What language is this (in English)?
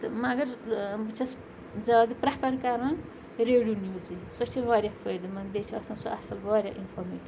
Kashmiri